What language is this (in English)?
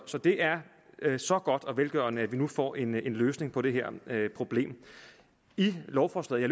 Danish